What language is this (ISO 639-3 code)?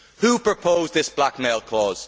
eng